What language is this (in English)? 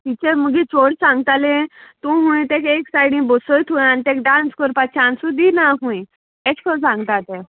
Konkani